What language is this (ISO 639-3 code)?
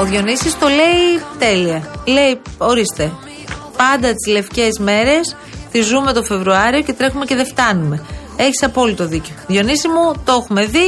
ell